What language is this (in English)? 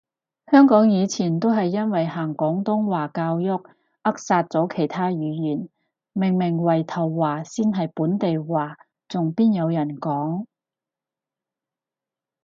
Cantonese